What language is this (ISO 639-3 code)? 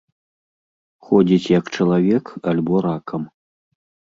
bel